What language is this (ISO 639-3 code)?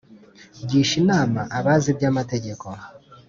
kin